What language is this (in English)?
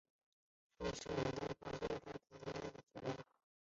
Chinese